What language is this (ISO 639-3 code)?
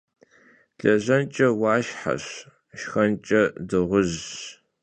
kbd